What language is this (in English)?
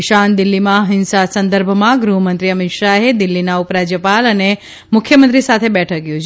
Gujarati